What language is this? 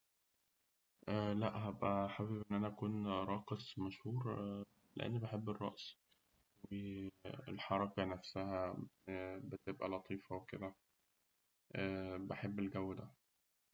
Egyptian Arabic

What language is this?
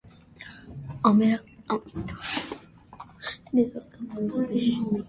Armenian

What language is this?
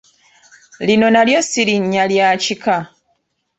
Ganda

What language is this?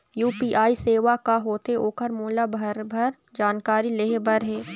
Chhattisgarhi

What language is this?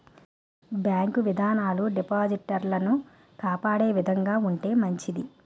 Telugu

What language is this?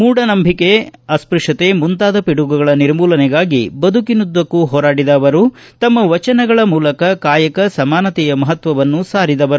Kannada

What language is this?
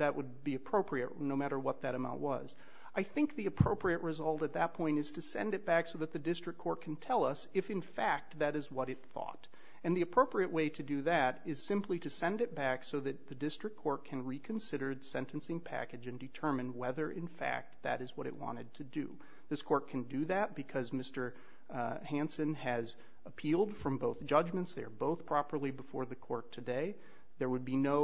English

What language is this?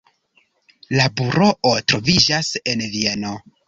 Esperanto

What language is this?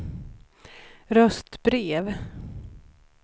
Swedish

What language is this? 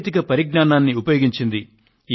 Telugu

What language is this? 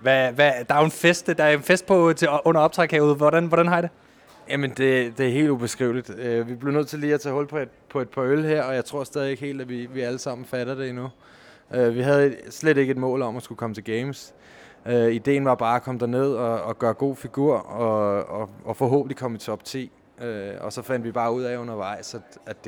Danish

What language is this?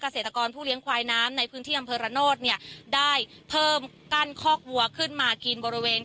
Thai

